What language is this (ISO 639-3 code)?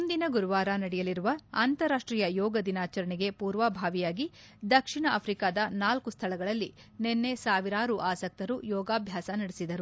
kan